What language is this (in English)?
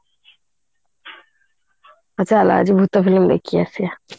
Odia